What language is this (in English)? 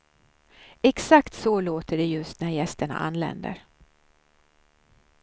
Swedish